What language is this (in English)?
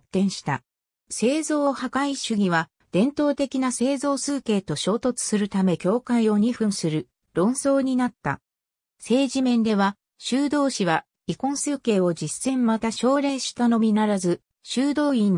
Japanese